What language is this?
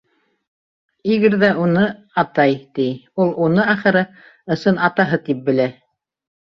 Bashkir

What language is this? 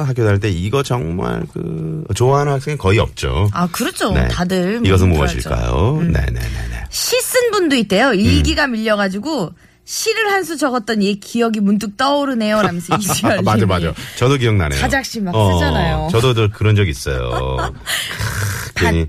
Korean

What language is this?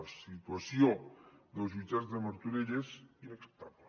Catalan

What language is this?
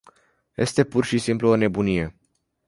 Romanian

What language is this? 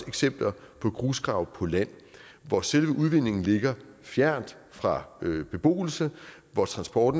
Danish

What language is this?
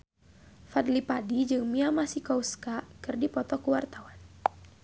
Sundanese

